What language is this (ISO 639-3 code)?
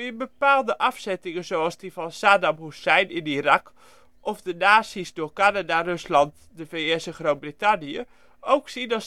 nld